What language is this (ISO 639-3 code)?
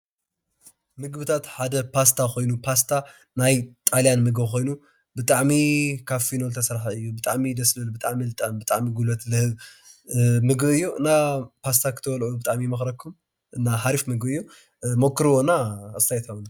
tir